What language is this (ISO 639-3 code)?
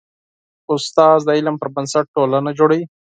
pus